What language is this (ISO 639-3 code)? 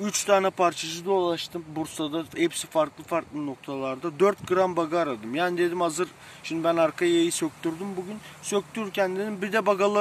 tur